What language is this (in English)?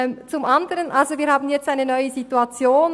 Swiss German